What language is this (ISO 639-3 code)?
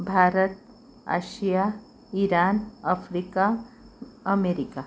mar